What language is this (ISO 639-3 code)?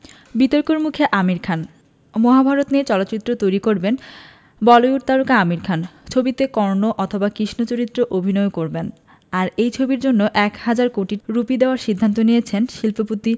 ben